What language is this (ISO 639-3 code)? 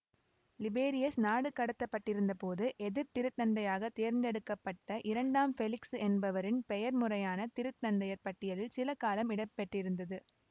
tam